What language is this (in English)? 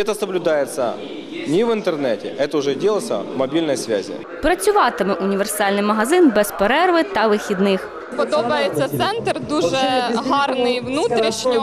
Ukrainian